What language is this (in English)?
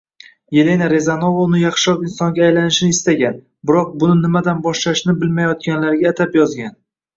Uzbek